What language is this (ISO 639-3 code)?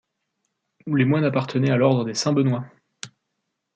fra